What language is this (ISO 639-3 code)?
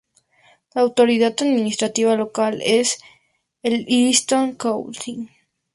spa